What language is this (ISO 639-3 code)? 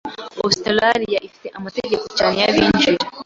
kin